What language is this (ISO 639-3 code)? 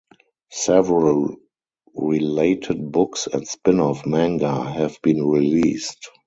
eng